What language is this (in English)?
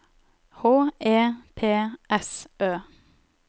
Norwegian